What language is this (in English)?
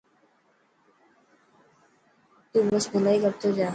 Dhatki